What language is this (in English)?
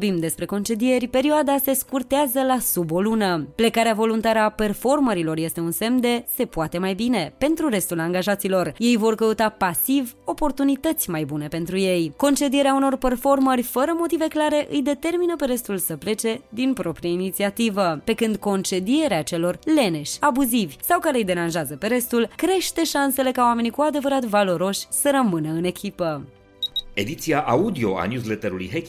Romanian